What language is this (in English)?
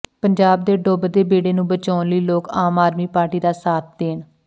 Punjabi